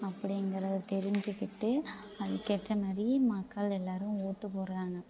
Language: Tamil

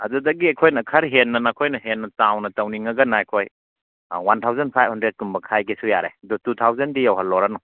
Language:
Manipuri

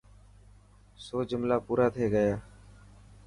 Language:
Dhatki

